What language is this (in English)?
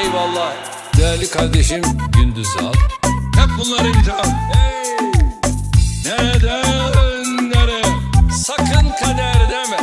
Turkish